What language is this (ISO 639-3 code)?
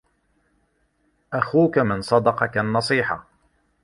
ara